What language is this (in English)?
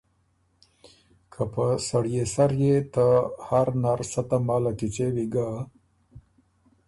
Ormuri